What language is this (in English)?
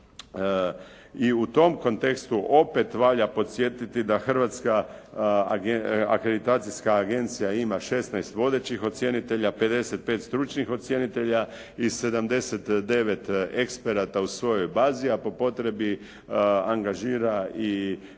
Croatian